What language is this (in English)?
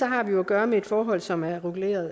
Danish